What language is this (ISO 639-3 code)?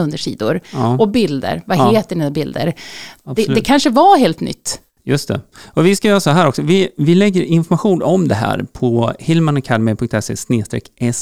swe